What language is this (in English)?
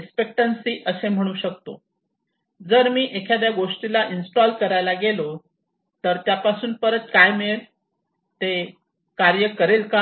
Marathi